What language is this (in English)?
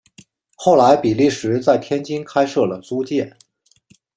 Chinese